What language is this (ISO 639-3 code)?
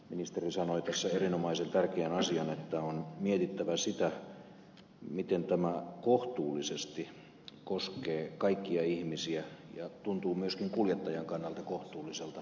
fin